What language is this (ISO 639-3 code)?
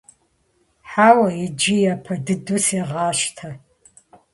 kbd